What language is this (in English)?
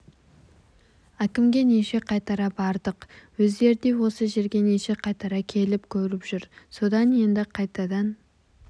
Kazakh